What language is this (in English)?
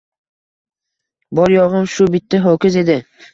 Uzbek